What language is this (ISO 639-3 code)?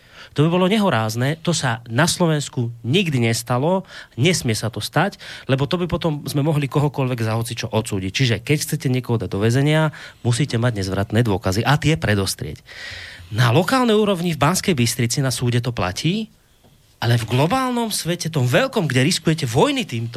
slk